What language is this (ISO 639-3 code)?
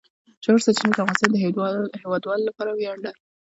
pus